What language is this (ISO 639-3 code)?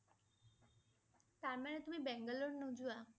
asm